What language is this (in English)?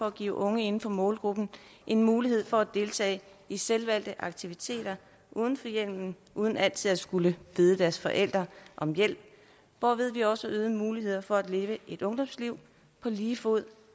Danish